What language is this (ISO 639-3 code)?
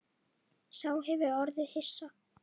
isl